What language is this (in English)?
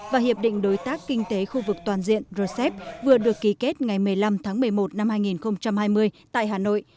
Vietnamese